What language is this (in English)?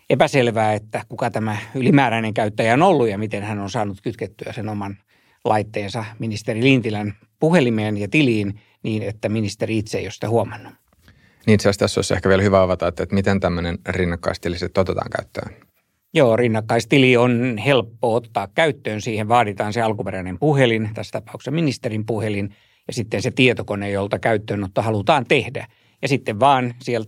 Finnish